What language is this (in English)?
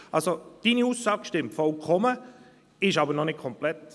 Swiss German